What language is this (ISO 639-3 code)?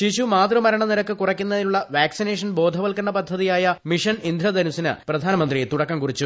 mal